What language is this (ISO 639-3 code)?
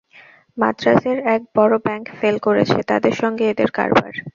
ben